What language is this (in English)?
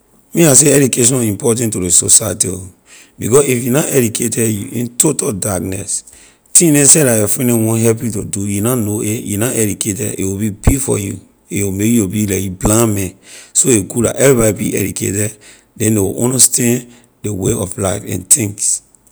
Liberian English